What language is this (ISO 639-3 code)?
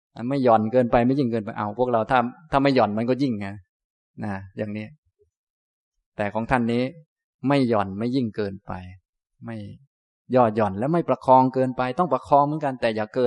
tha